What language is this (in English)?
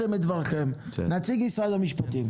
Hebrew